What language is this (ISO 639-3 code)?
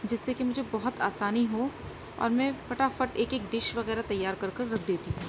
urd